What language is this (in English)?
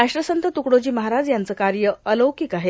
Marathi